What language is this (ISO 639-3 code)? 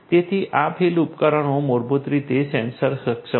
guj